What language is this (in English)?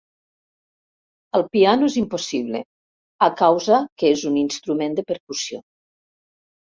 Catalan